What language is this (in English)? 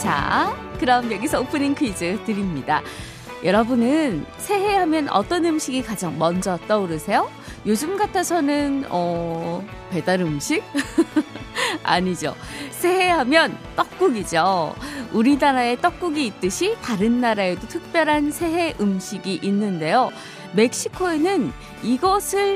Korean